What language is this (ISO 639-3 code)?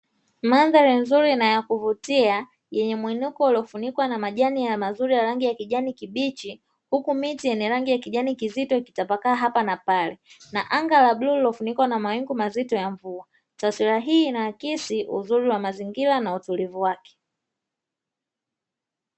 swa